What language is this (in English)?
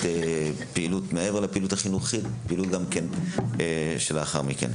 Hebrew